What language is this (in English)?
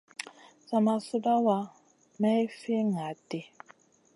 Masana